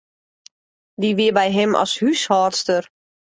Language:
Western Frisian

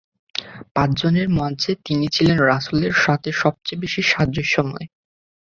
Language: Bangla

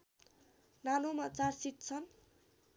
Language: Nepali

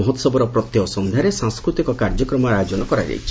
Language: Odia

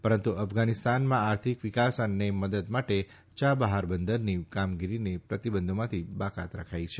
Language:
Gujarati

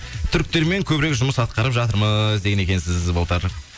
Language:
Kazakh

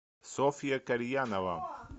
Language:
Russian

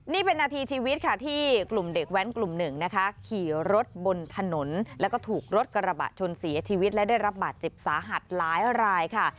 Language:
Thai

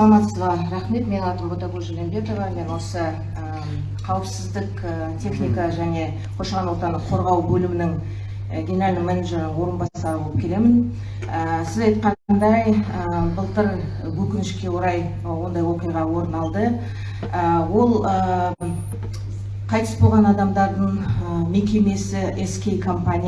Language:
Turkish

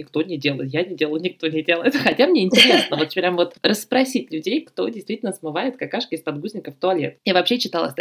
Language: Russian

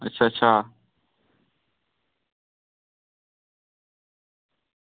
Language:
Dogri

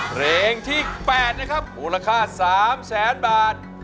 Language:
Thai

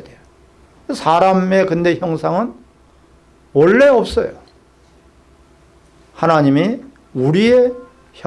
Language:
Korean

